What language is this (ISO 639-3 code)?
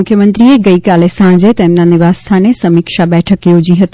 guj